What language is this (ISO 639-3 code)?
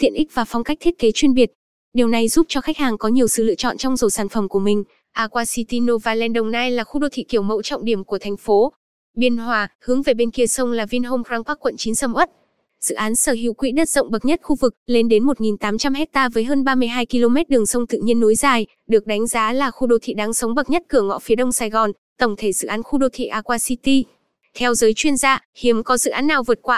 vie